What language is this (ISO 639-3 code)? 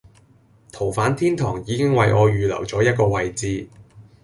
yue